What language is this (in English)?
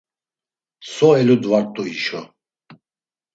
Laz